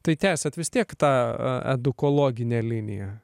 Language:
Lithuanian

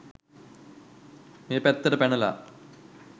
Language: Sinhala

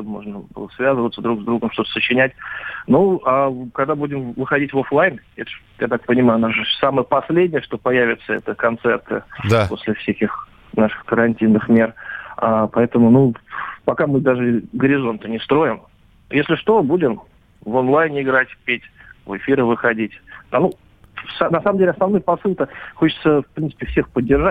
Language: Russian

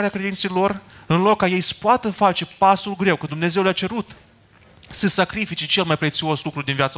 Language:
Romanian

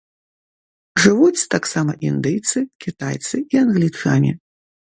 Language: Belarusian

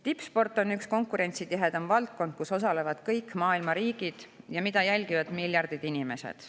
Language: Estonian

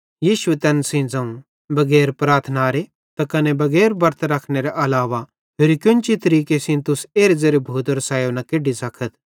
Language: Bhadrawahi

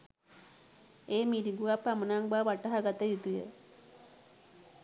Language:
Sinhala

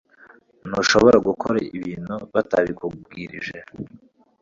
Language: Kinyarwanda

